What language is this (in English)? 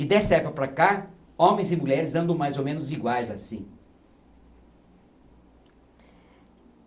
Portuguese